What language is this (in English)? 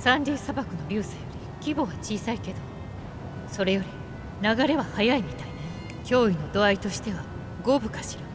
Japanese